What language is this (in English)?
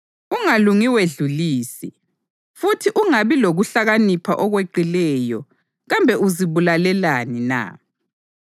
North Ndebele